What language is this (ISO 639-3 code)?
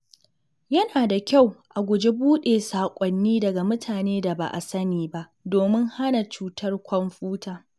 hau